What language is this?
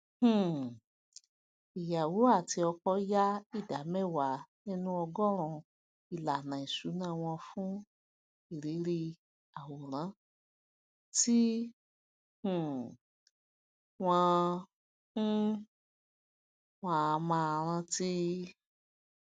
Yoruba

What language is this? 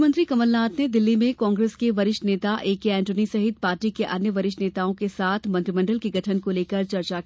Hindi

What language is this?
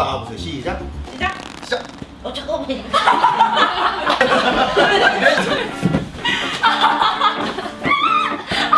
Korean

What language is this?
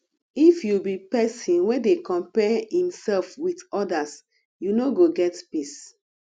Nigerian Pidgin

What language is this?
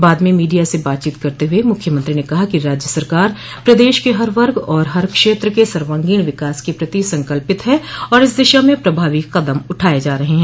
Hindi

